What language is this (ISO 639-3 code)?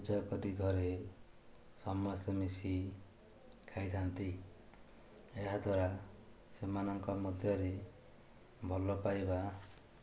ori